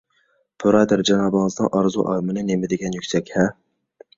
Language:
Uyghur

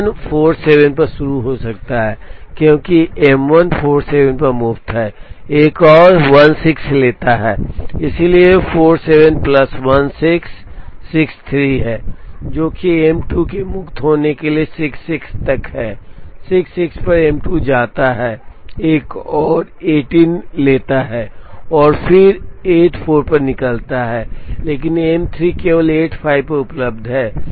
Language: Hindi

